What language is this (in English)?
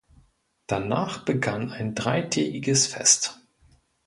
German